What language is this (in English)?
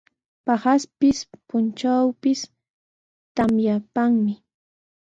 Sihuas Ancash Quechua